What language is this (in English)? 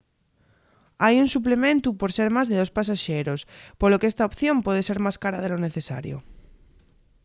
Asturian